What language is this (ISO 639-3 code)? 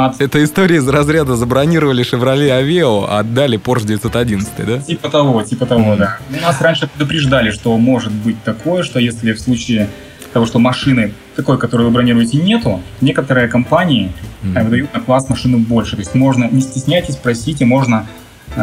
rus